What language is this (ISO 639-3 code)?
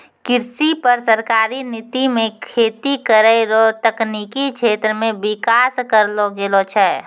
mai